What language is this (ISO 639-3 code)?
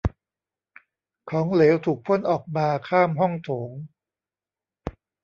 tha